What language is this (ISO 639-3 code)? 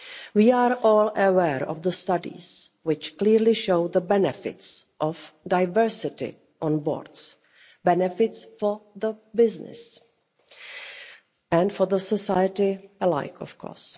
eng